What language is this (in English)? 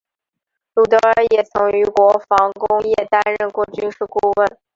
Chinese